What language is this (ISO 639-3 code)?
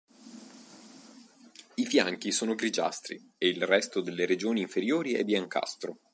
ita